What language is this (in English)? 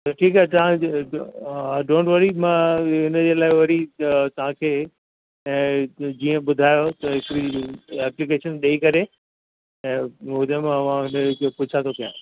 Sindhi